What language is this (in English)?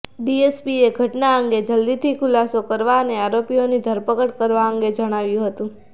Gujarati